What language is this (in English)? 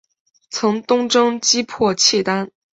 Chinese